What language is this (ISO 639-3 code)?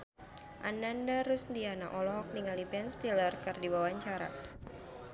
sun